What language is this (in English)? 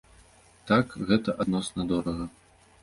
Belarusian